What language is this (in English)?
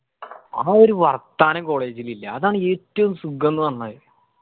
Malayalam